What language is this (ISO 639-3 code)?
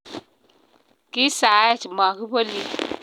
kln